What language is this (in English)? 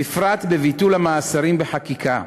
Hebrew